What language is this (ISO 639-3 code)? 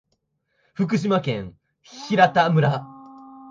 jpn